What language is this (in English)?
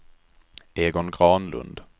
Swedish